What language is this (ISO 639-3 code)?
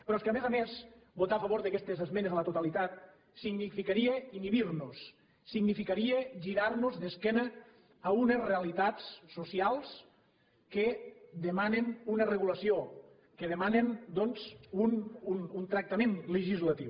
cat